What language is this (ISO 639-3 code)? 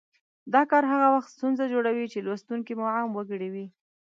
pus